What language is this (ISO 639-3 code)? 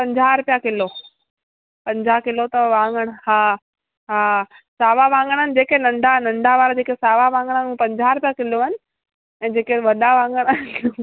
snd